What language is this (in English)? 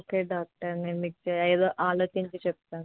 Telugu